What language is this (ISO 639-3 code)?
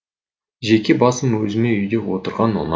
kaz